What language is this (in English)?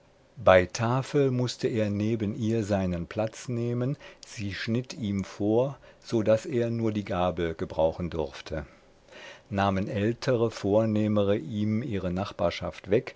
German